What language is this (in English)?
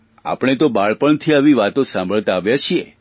Gujarati